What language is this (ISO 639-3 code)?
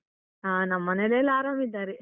kan